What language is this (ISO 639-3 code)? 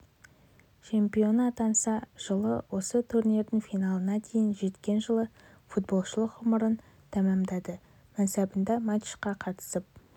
kaz